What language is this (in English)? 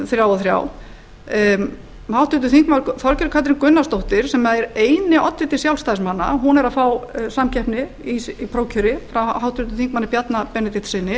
Icelandic